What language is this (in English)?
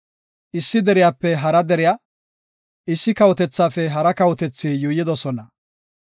Gofa